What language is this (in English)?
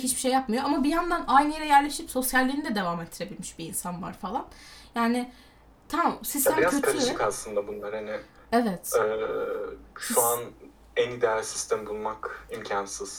Turkish